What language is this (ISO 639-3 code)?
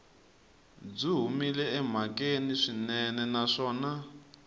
tso